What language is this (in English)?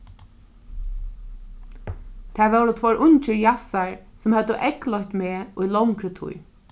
Faroese